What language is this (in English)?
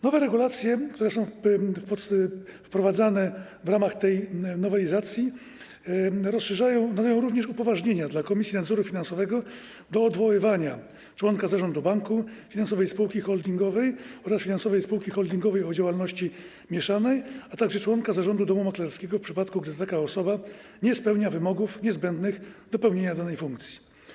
Polish